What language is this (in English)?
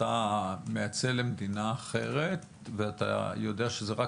Hebrew